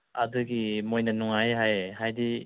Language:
Manipuri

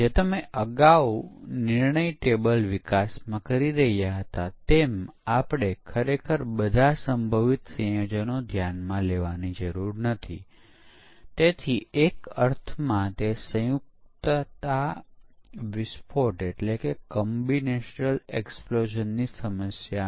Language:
Gujarati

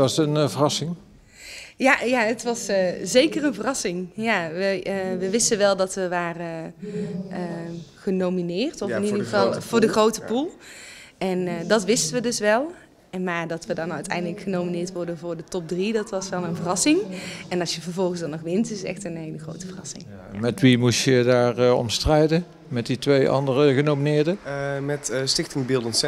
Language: Dutch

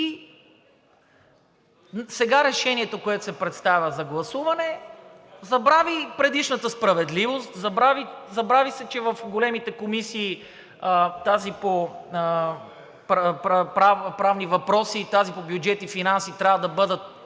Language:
Bulgarian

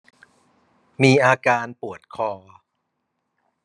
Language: Thai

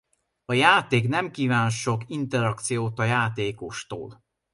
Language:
Hungarian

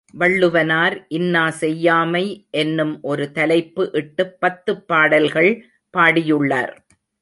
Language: Tamil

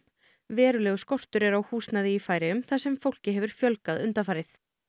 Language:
Icelandic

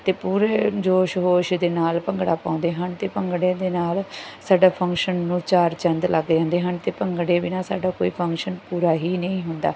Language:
Punjabi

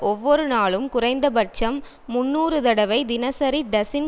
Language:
Tamil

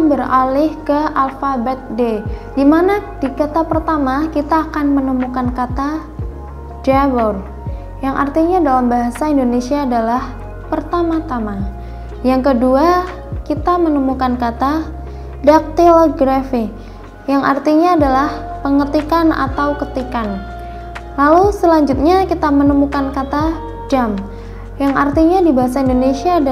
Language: Indonesian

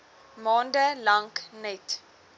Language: Afrikaans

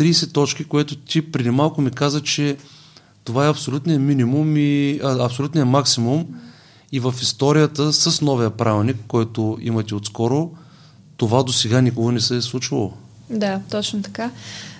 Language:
Bulgarian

